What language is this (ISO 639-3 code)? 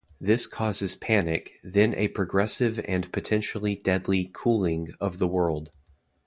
eng